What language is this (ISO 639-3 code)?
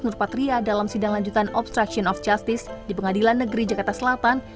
ind